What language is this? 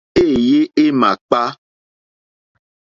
Mokpwe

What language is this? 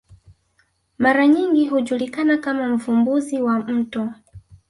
Swahili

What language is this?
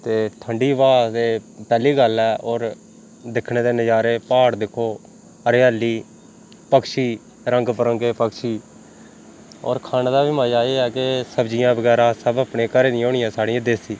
Dogri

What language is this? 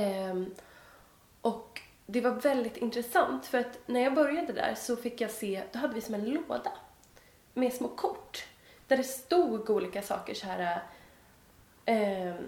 Swedish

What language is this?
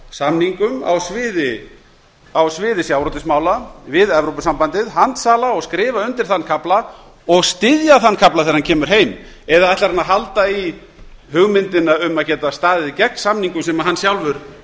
Icelandic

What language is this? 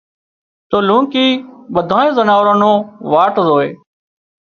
Wadiyara Koli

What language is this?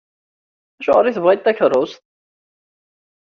Kabyle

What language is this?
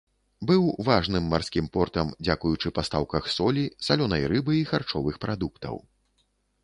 Belarusian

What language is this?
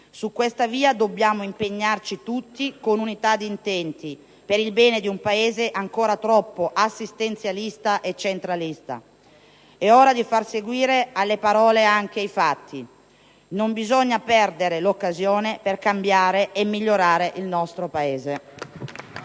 Italian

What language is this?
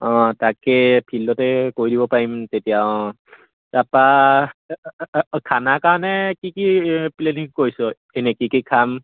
Assamese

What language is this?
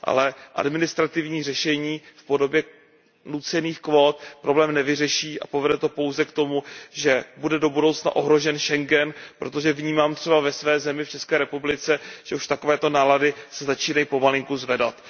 Czech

